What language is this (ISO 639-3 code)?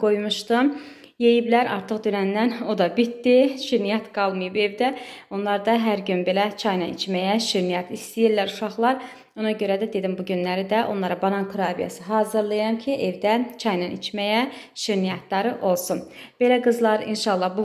tur